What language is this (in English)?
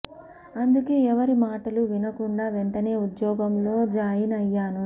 Telugu